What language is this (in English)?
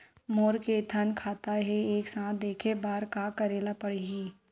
Chhattisgarhi